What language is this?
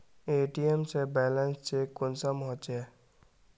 Magahi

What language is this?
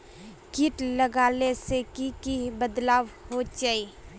Magahi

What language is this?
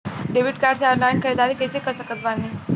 Bhojpuri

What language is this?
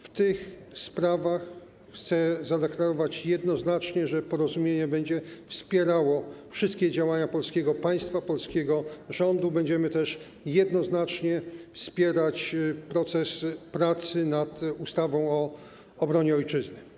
Polish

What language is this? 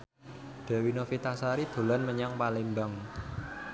Javanese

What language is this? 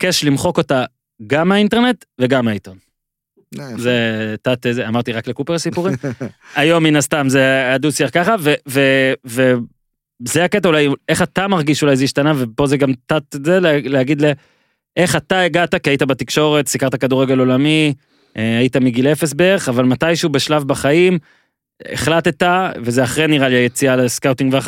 Hebrew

